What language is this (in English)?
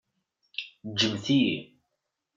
Kabyle